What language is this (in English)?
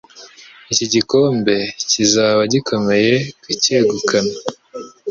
Kinyarwanda